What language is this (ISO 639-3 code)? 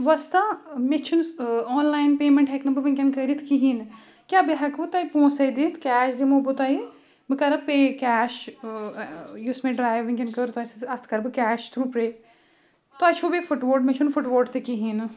kas